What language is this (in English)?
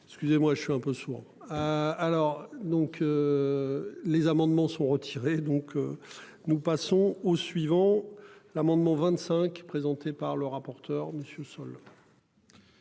French